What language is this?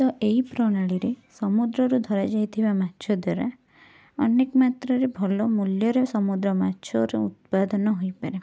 Odia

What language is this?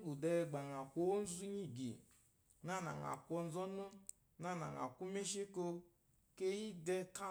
Eloyi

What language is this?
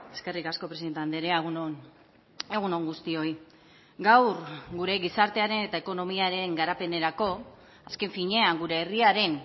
Basque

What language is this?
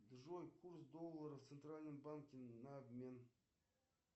Russian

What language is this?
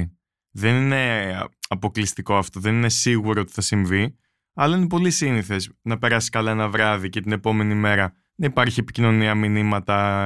Greek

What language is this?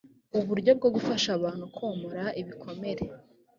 Kinyarwanda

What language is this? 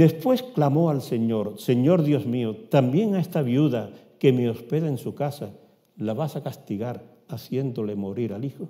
Spanish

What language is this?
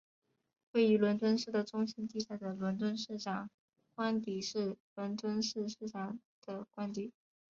Chinese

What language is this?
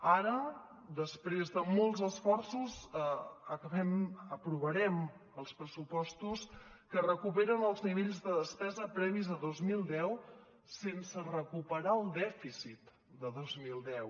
Catalan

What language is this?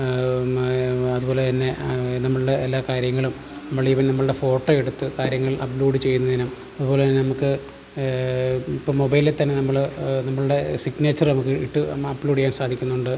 Malayalam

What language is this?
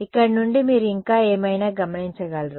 Telugu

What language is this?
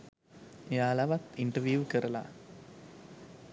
Sinhala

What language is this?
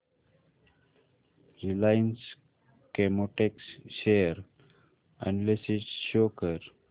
Marathi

